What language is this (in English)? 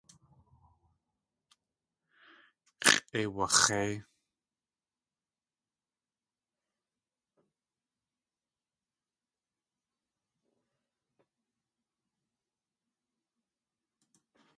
Tlingit